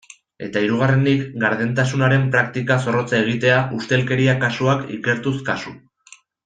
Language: Basque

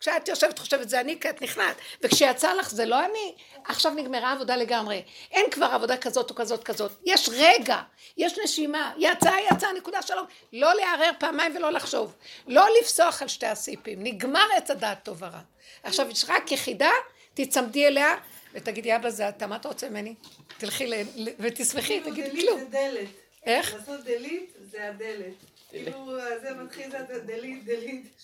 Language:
Hebrew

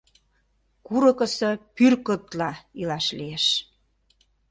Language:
Mari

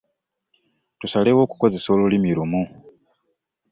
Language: Ganda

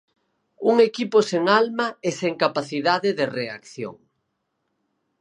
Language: Galician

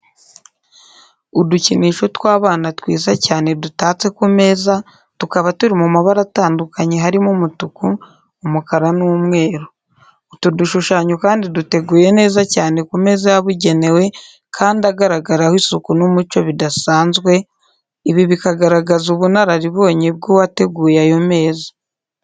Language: Kinyarwanda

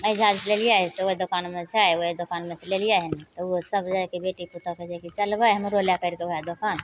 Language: Maithili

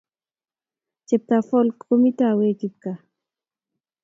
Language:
Kalenjin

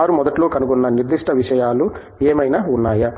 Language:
Telugu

